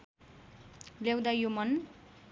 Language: Nepali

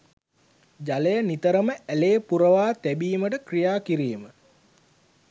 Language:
Sinhala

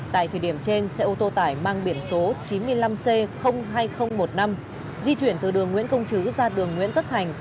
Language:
Vietnamese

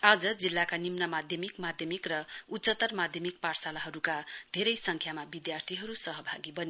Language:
Nepali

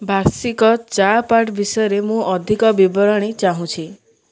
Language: Odia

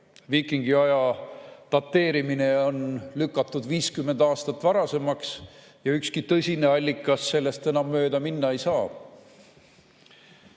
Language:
Estonian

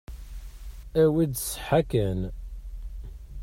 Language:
Kabyle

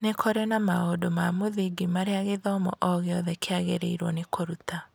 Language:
Kikuyu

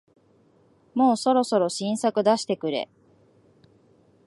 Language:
Japanese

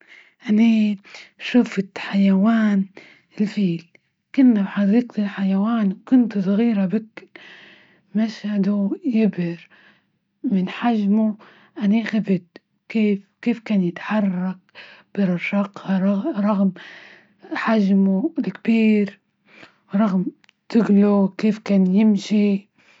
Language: Libyan Arabic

